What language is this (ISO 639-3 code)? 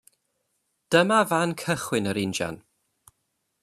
cym